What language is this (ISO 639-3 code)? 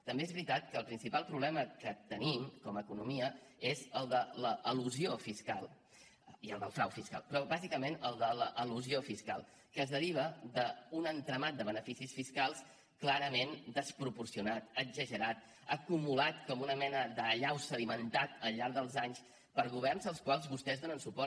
cat